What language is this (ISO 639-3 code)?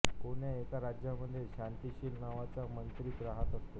mar